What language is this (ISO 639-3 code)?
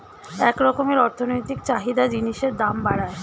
ben